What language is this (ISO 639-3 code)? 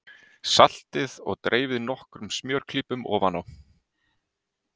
isl